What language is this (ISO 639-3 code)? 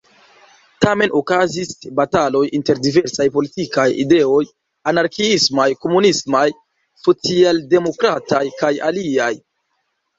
epo